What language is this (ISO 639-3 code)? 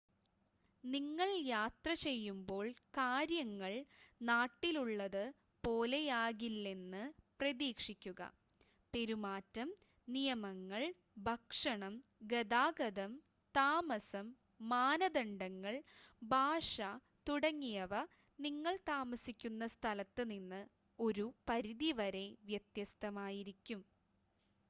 mal